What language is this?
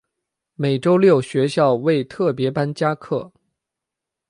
Chinese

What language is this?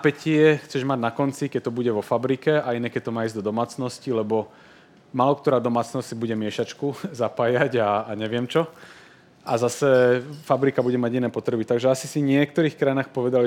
Slovak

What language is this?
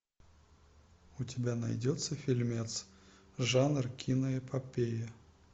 Russian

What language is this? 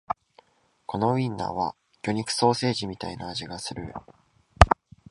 Japanese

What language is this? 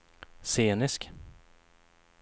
Swedish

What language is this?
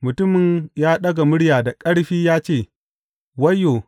Hausa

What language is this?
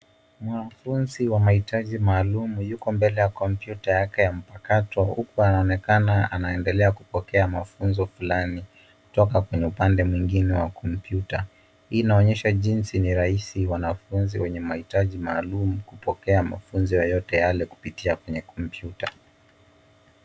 Swahili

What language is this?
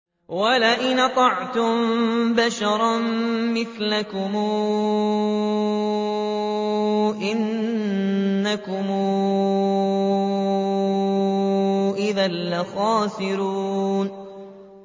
Arabic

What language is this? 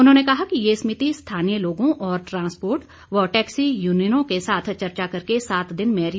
Hindi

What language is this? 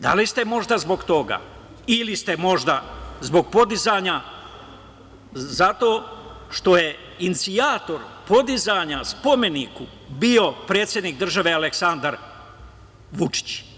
Serbian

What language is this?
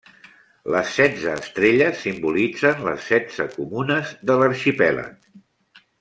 Catalan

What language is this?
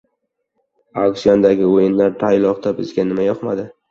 Uzbek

